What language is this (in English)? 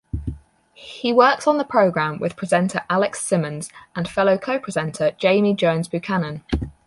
English